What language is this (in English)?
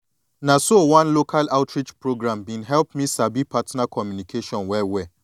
Nigerian Pidgin